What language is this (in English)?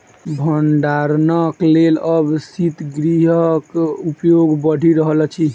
Maithili